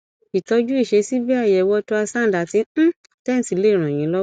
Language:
Yoruba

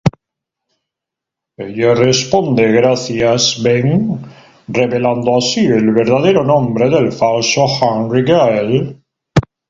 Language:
Spanish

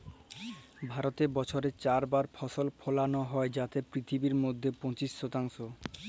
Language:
Bangla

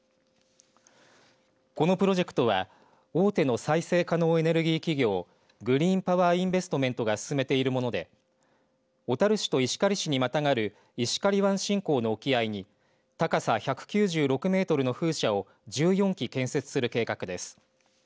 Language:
Japanese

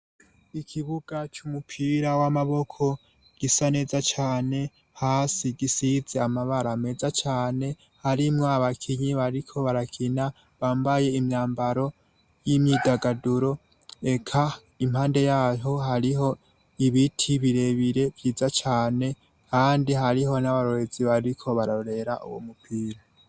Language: Rundi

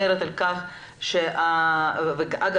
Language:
Hebrew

